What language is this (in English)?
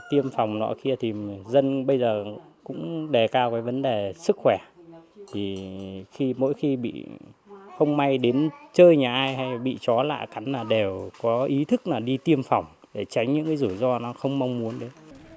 Vietnamese